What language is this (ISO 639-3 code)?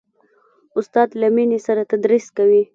pus